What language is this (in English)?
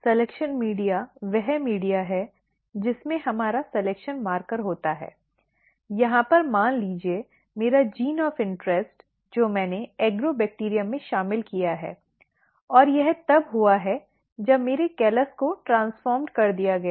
Hindi